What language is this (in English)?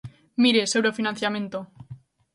Galician